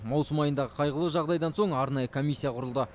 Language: Kazakh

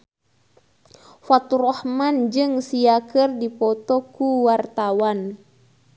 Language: Sundanese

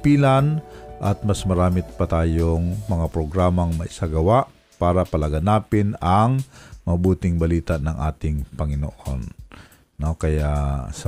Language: Filipino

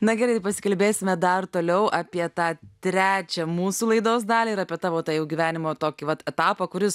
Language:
Lithuanian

